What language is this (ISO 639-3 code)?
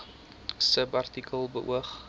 afr